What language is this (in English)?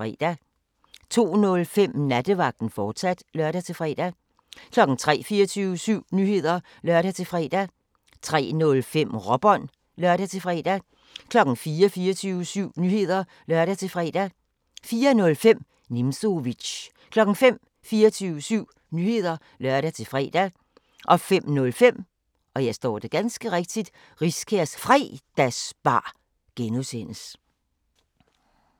Danish